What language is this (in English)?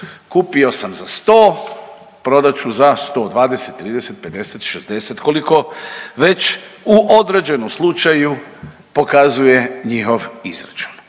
Croatian